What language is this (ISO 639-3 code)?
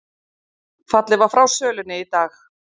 isl